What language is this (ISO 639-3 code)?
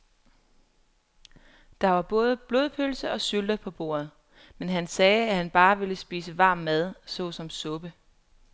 dan